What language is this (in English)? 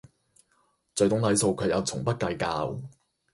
Cantonese